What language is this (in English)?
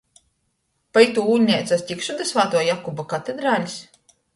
Latgalian